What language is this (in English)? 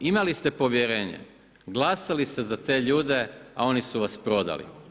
Croatian